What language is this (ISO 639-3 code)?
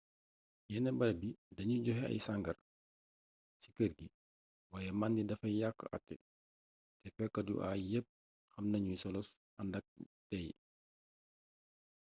wol